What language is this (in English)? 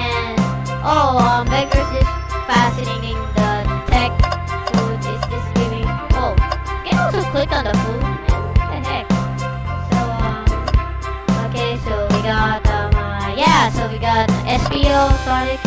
English